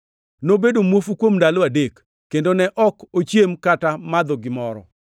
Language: Luo (Kenya and Tanzania)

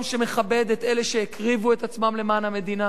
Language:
Hebrew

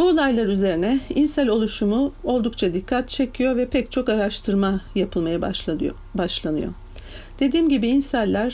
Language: Turkish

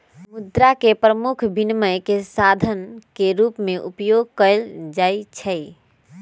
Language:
Magahi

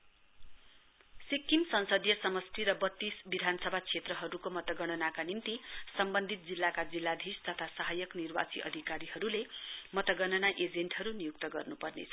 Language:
Nepali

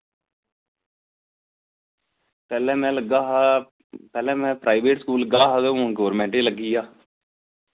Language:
Dogri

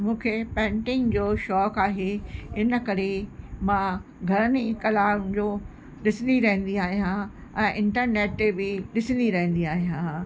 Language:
Sindhi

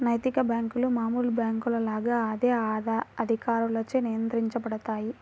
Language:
Telugu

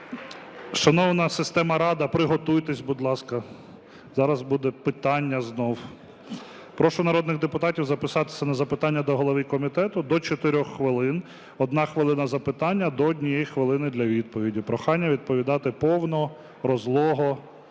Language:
Ukrainian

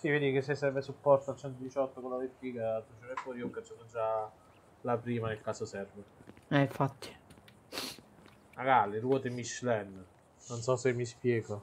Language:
Italian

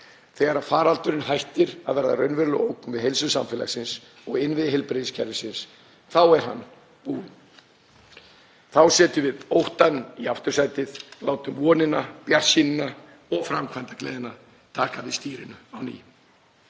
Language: Icelandic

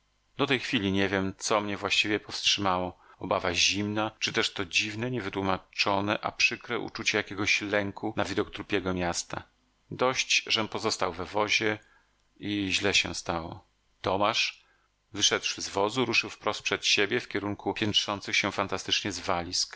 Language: Polish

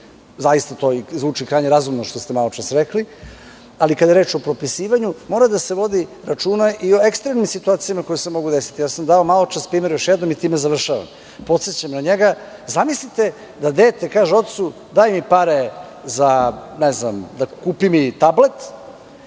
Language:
Serbian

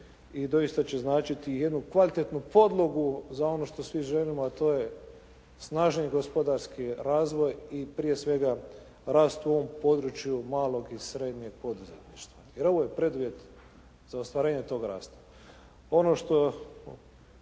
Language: Croatian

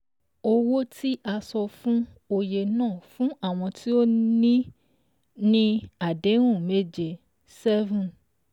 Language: Yoruba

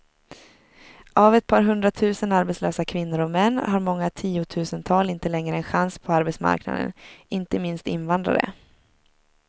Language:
Swedish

